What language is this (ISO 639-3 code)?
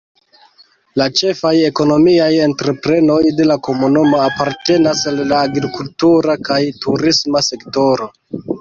epo